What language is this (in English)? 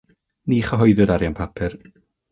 Welsh